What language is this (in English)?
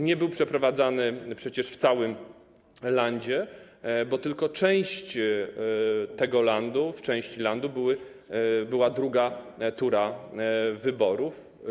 Polish